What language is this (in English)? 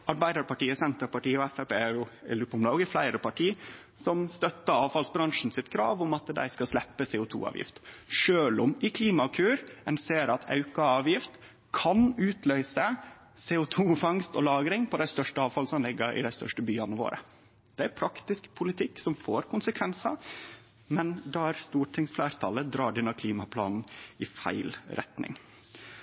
Norwegian Nynorsk